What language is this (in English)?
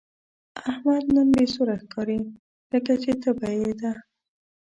Pashto